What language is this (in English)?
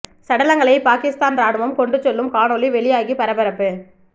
Tamil